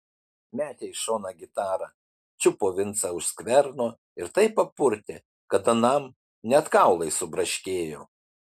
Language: Lithuanian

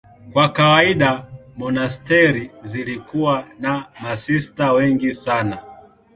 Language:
Swahili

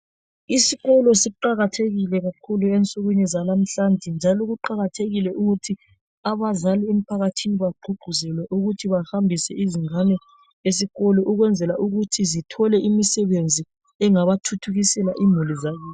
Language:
North Ndebele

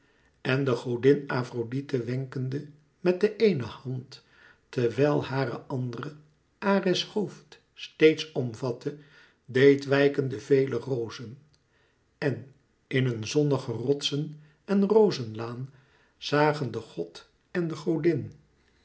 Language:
Dutch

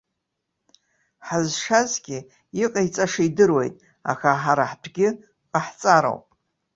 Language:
Abkhazian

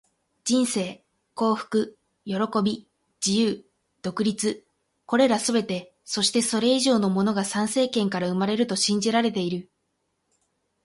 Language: Japanese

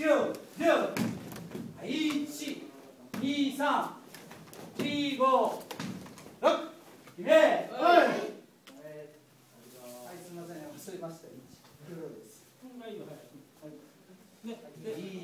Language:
Japanese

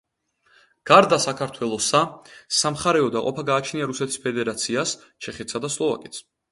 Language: Georgian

